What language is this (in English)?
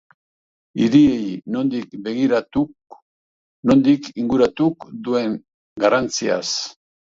Basque